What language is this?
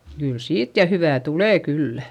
Finnish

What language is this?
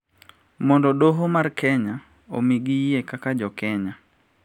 Luo (Kenya and Tanzania)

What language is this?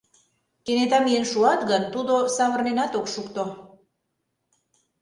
Mari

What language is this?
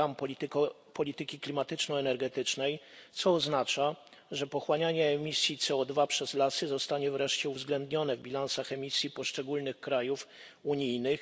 Polish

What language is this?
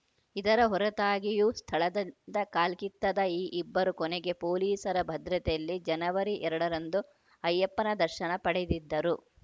Kannada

